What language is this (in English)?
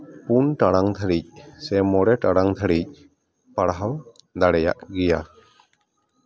Santali